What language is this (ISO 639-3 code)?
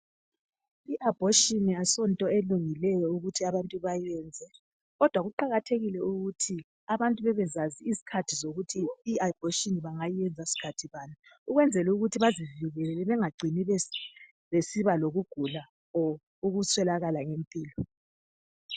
nde